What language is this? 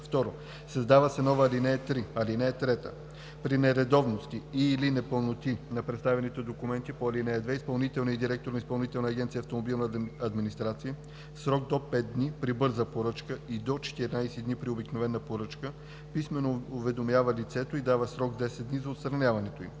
Bulgarian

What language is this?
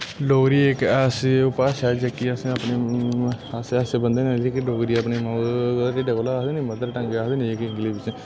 Dogri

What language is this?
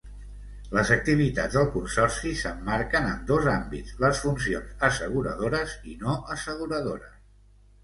Catalan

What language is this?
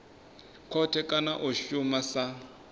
Venda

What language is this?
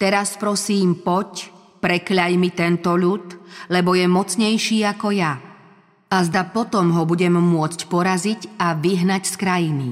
Slovak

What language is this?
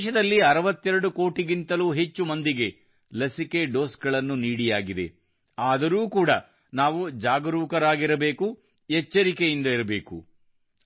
Kannada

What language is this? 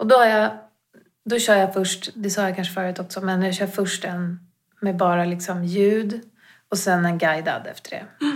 Swedish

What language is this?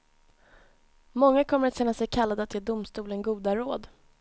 Swedish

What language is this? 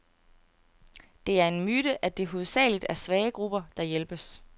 Danish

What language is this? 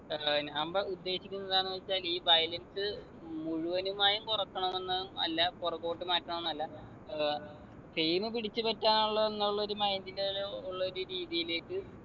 Malayalam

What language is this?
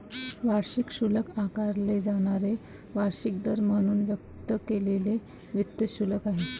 Marathi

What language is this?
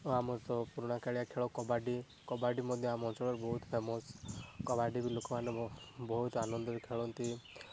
Odia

